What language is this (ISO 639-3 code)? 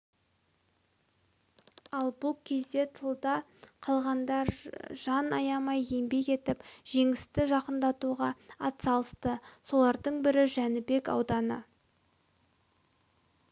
kaz